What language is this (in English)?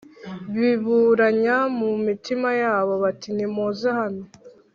Kinyarwanda